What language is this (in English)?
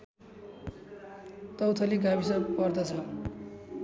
Nepali